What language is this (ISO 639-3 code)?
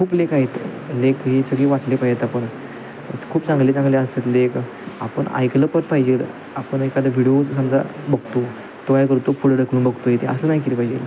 mar